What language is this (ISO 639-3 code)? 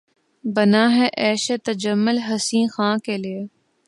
urd